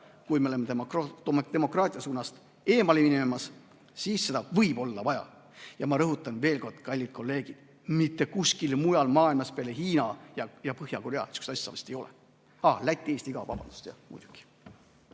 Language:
Estonian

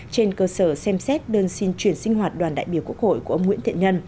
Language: Vietnamese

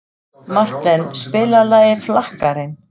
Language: Icelandic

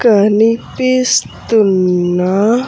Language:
Telugu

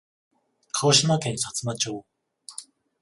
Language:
Japanese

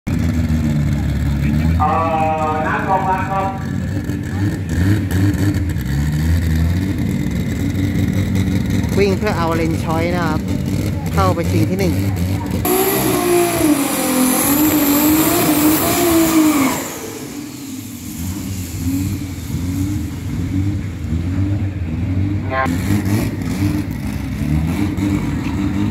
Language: Thai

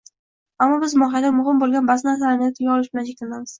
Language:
Uzbek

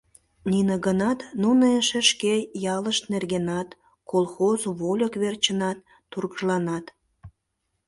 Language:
Mari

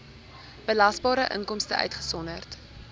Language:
Afrikaans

